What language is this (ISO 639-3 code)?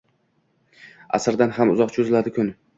uzb